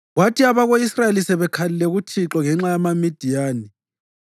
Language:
North Ndebele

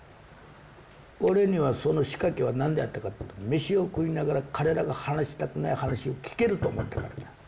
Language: Japanese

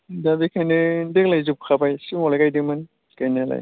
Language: Bodo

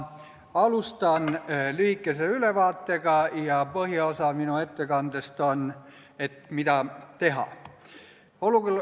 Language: Estonian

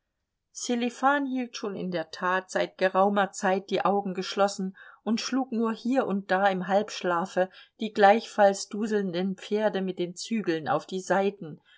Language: German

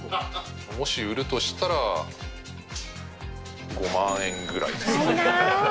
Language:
Japanese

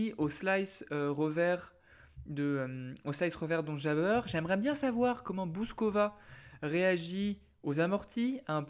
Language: French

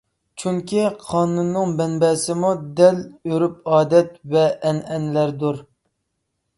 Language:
Uyghur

